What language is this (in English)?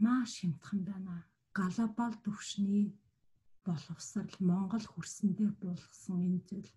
Romanian